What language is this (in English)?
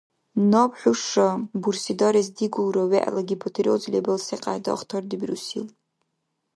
Dargwa